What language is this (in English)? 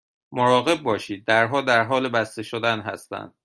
Persian